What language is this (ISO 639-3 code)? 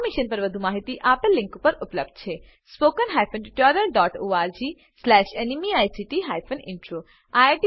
guj